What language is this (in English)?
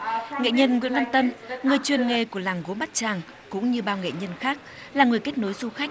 Vietnamese